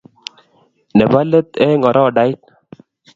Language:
Kalenjin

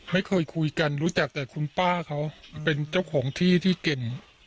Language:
Thai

